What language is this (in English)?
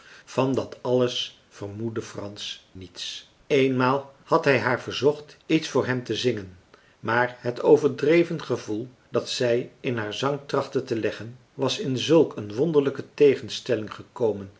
Dutch